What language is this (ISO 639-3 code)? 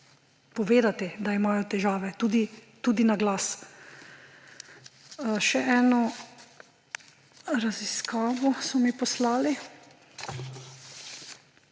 slv